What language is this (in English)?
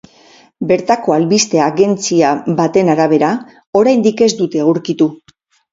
Basque